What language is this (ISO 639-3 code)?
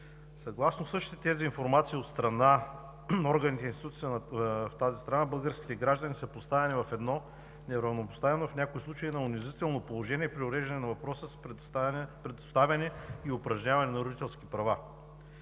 bul